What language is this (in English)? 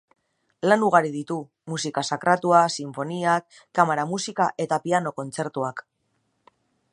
Basque